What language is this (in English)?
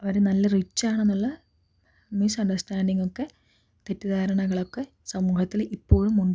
Malayalam